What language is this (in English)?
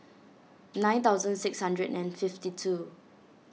English